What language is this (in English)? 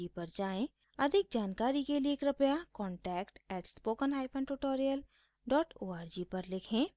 Hindi